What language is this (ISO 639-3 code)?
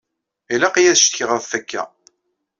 kab